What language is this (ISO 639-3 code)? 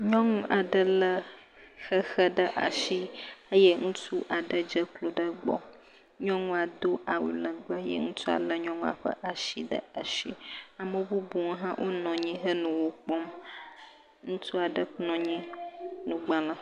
ewe